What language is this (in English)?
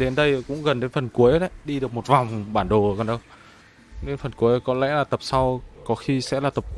Vietnamese